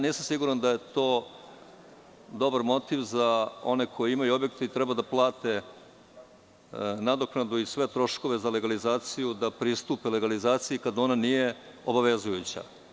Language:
Serbian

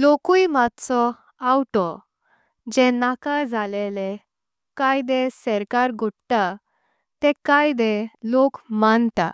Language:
Konkani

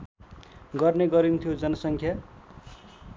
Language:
Nepali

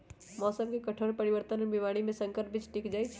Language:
Magahi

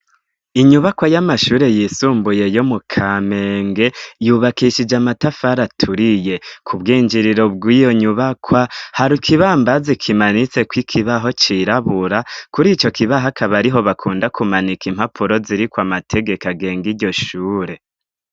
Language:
Rundi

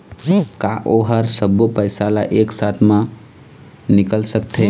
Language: Chhattisgarhi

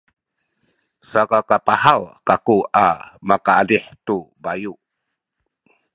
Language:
Sakizaya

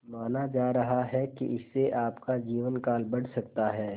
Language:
Hindi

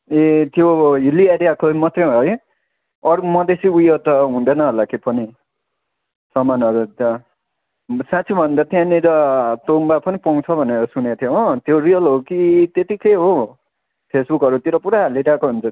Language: Nepali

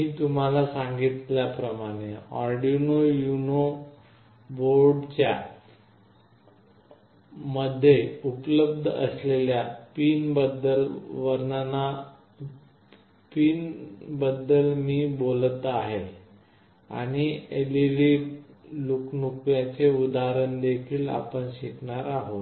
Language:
Marathi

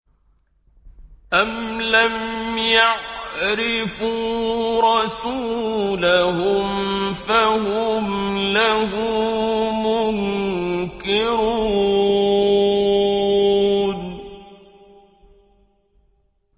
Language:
Arabic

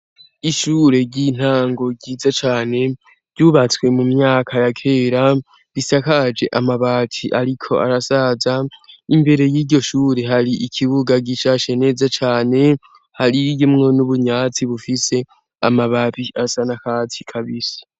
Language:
Rundi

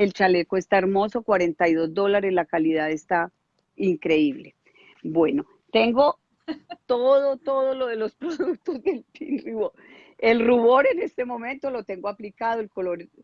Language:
Spanish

